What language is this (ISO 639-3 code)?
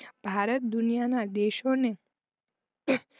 guj